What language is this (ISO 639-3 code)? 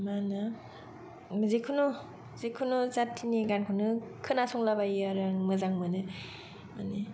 brx